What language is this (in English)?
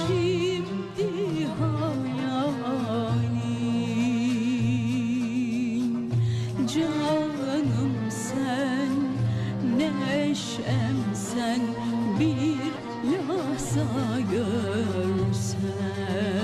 Turkish